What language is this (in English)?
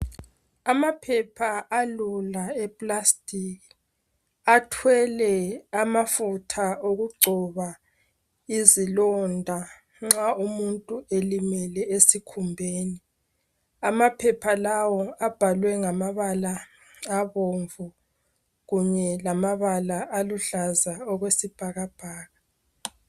North Ndebele